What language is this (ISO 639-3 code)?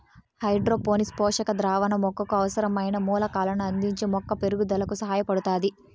tel